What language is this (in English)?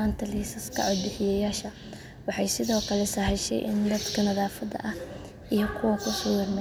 Somali